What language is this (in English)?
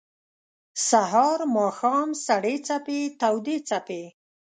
Pashto